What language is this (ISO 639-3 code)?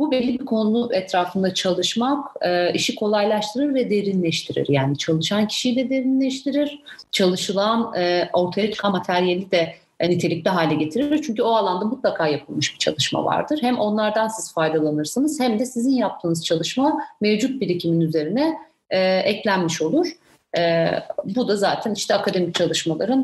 tur